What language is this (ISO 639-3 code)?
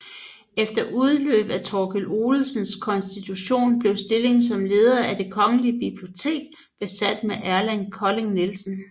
dan